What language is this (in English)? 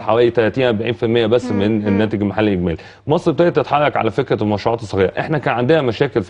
Arabic